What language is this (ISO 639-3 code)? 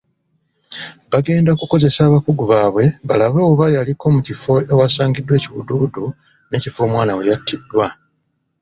lug